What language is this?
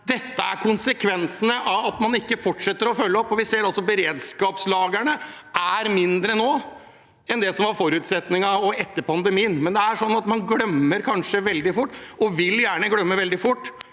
Norwegian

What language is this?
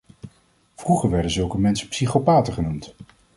Dutch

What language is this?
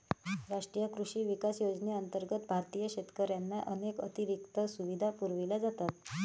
Marathi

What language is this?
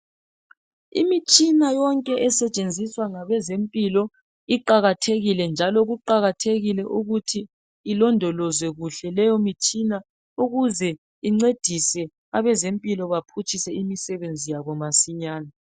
North Ndebele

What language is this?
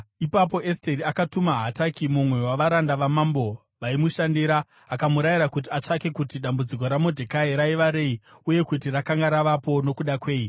Shona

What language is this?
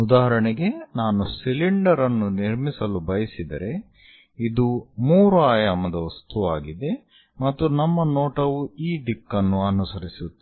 Kannada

